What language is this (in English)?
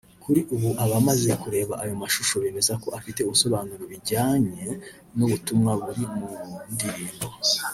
Kinyarwanda